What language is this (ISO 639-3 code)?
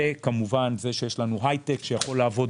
heb